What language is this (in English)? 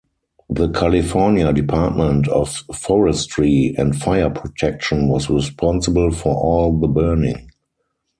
English